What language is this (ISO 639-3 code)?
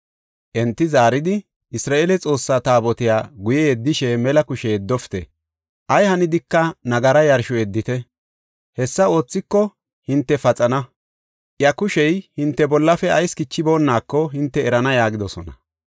gof